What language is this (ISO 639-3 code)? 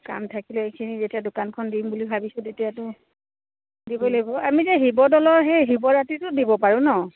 asm